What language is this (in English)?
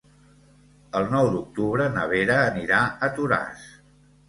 Catalan